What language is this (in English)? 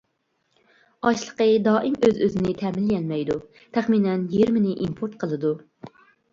Uyghur